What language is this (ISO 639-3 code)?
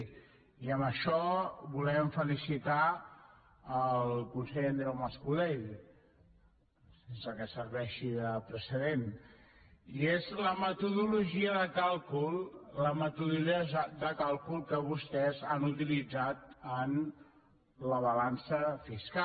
cat